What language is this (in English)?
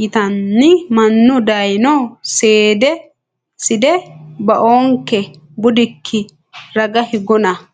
Sidamo